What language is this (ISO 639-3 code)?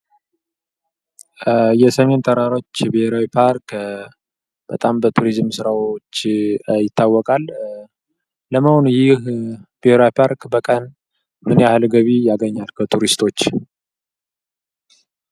amh